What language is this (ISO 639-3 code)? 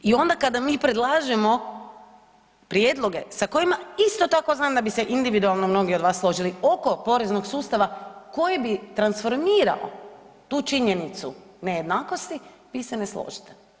hrv